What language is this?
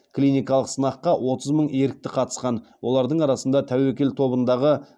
Kazakh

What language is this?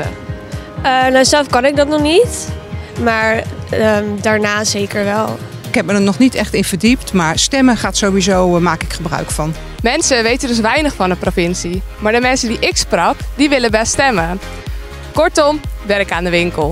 Dutch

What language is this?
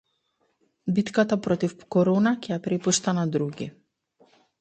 Macedonian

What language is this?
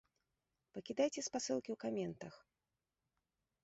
Belarusian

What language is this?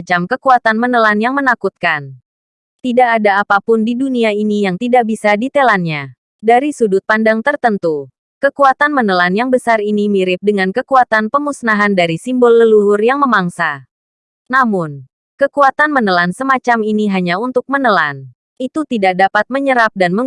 Indonesian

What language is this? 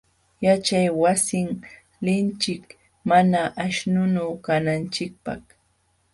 Jauja Wanca Quechua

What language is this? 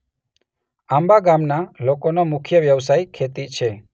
Gujarati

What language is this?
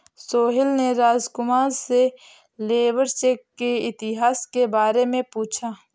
Hindi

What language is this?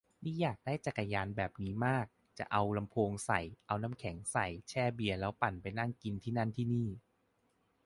Thai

